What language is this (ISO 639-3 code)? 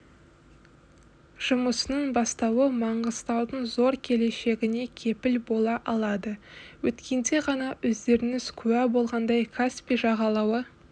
kaz